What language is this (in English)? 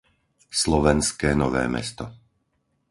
Slovak